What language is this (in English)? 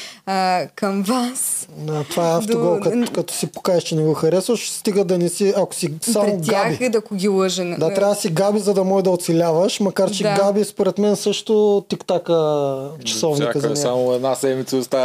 Bulgarian